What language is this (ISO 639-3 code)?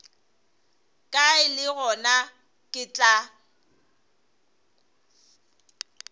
nso